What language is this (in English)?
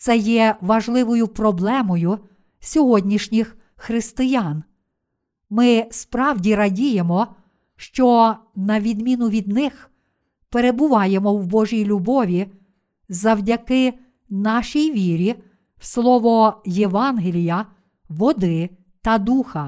Ukrainian